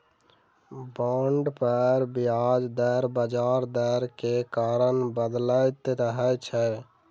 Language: Maithili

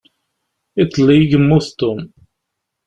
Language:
Kabyle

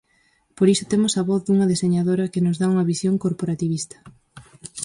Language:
Galician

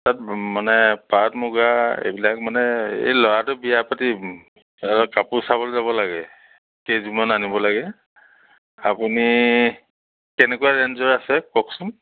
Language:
Assamese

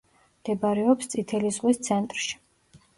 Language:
Georgian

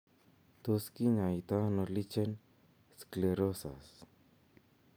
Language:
Kalenjin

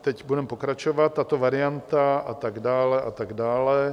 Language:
Czech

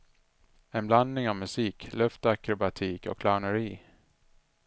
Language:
Swedish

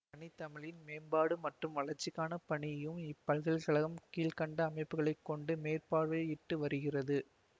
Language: Tamil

